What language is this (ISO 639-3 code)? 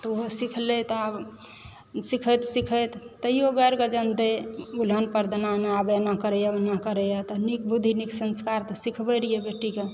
mai